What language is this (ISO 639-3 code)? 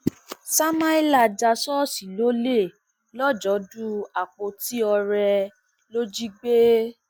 yor